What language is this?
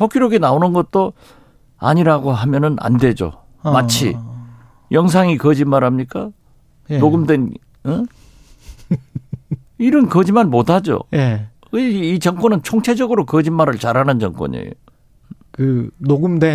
Korean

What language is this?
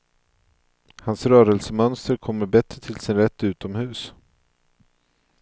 Swedish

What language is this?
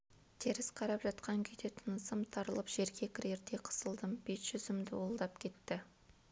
Kazakh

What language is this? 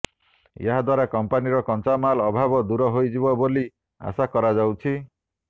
Odia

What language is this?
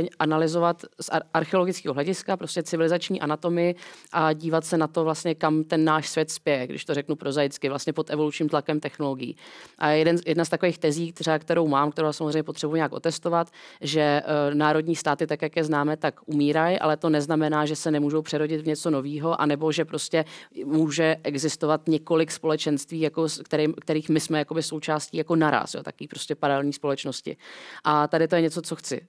Czech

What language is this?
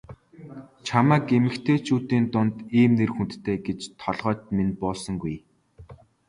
Mongolian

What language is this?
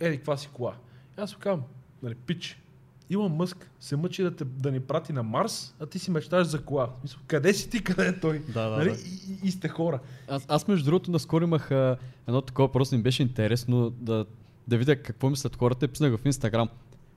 Bulgarian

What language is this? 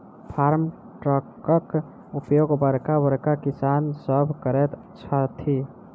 Maithili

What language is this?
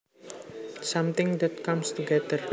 Javanese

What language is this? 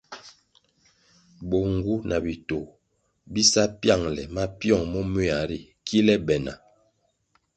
Kwasio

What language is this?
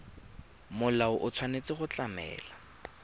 Tswana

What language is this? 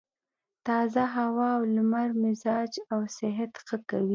Pashto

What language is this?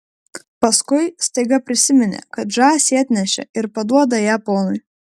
Lithuanian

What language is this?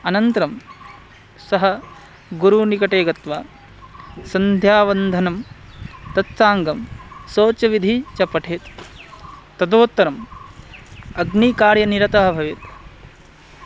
Sanskrit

